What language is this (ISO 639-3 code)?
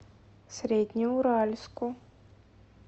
rus